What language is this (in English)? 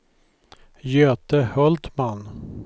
Swedish